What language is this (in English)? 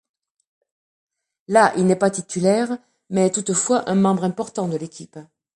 French